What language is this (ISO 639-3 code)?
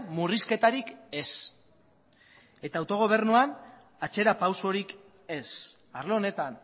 eus